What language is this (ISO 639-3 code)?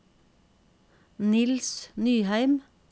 nor